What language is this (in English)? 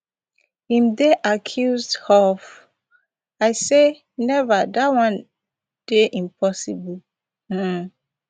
Nigerian Pidgin